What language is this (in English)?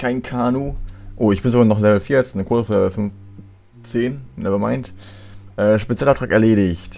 German